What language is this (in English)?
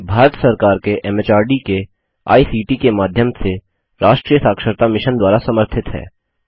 Hindi